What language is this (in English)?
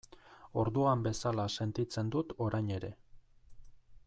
Basque